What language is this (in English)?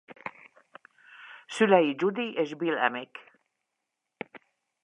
Hungarian